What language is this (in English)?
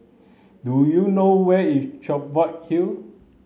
English